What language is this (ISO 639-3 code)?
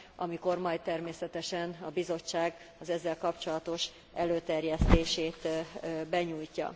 hun